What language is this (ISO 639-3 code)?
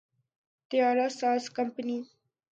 urd